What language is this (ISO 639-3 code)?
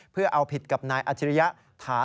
tha